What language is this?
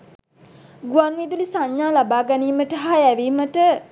Sinhala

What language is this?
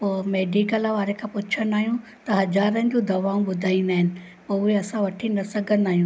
Sindhi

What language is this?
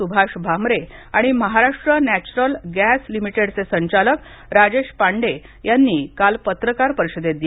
Marathi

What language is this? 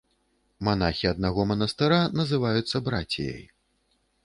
Belarusian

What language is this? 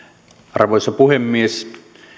Finnish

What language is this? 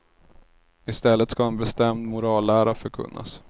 Swedish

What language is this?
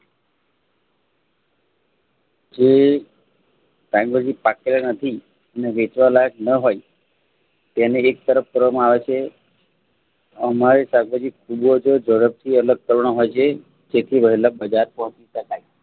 Gujarati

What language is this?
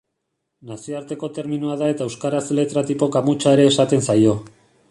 Basque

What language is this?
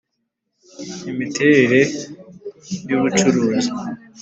Kinyarwanda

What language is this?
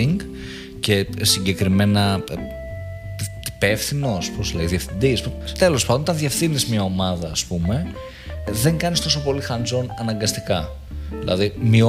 Greek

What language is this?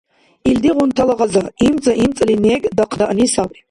Dargwa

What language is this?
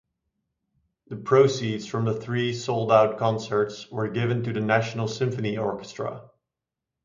English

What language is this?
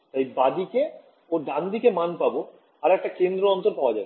Bangla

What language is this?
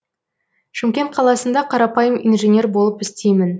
Kazakh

